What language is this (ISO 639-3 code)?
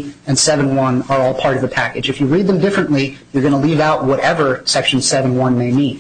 eng